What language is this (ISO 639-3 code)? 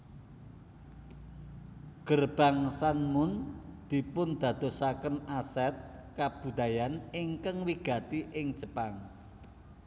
jav